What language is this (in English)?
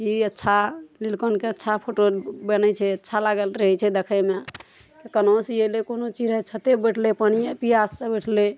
Maithili